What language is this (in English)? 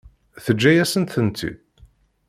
Kabyle